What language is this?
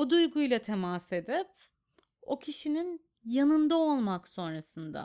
Turkish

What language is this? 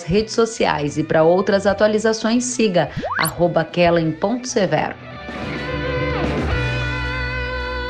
Portuguese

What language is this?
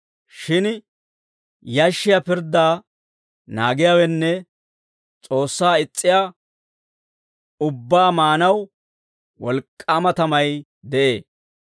Dawro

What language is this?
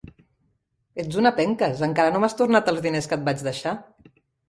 Catalan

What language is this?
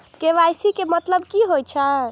Maithili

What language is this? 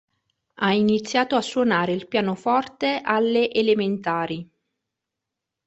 Italian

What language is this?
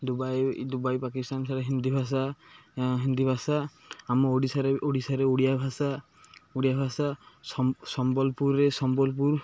Odia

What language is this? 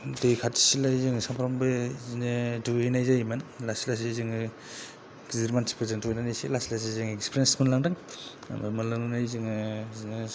Bodo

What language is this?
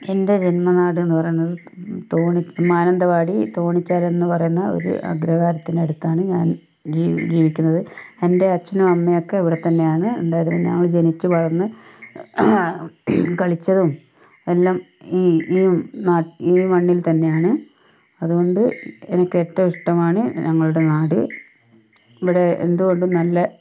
Malayalam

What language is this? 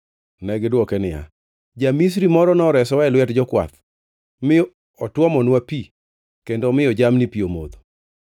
Luo (Kenya and Tanzania)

